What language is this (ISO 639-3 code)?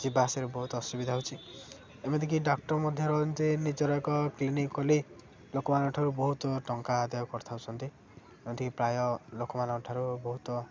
ori